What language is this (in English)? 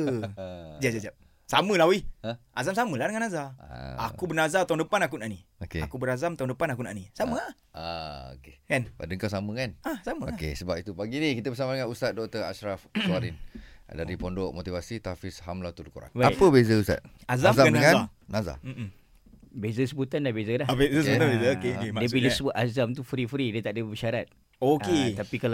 Malay